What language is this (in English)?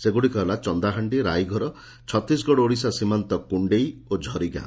Odia